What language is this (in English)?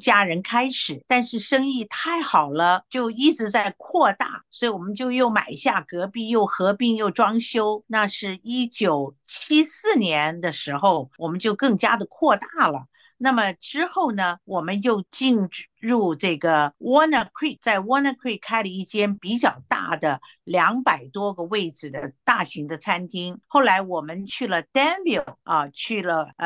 Chinese